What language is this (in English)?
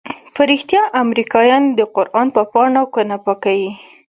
Pashto